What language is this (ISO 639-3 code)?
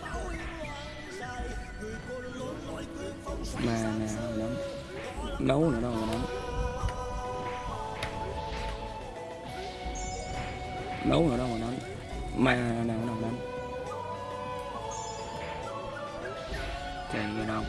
vie